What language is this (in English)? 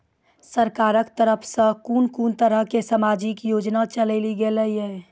Maithili